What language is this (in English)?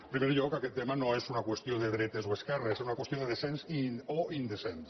Catalan